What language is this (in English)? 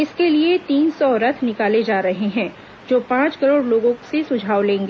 Hindi